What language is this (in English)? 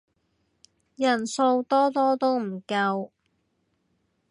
Cantonese